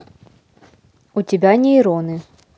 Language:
Russian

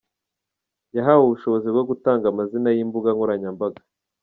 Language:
Kinyarwanda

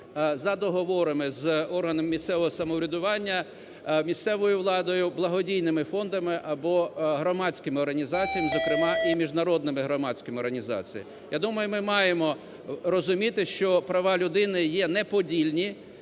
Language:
Ukrainian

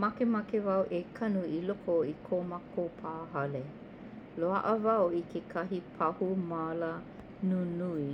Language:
Hawaiian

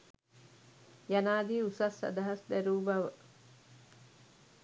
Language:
Sinhala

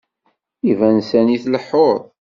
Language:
Kabyle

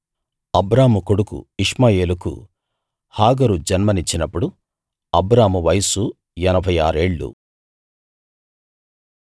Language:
Telugu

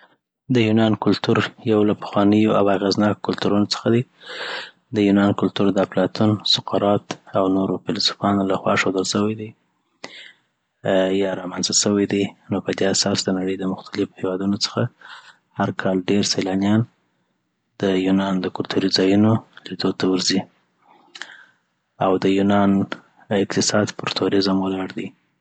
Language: Southern Pashto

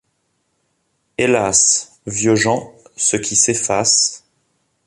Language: French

